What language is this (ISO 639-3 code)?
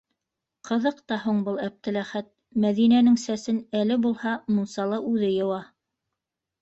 bak